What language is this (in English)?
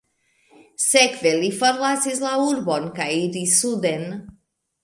Esperanto